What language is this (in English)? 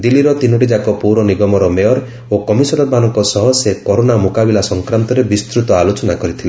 Odia